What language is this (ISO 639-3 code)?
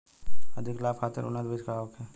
bho